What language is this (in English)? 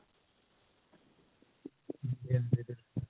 Punjabi